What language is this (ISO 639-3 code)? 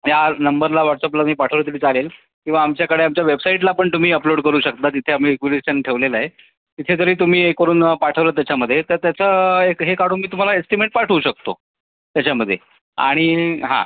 mar